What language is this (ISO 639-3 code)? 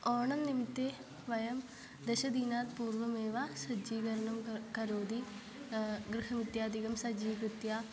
san